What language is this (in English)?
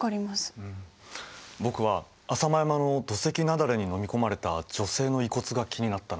Japanese